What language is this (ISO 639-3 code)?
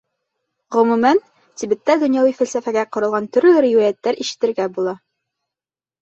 bak